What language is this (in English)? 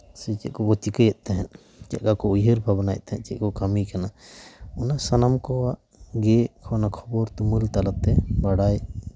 Santali